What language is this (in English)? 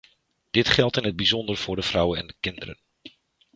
Dutch